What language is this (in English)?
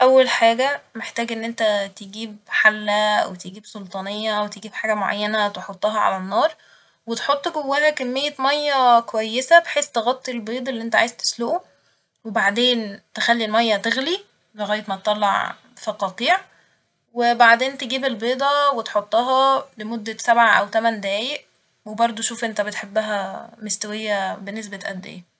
Egyptian Arabic